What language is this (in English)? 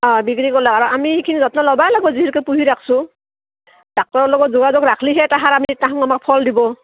Assamese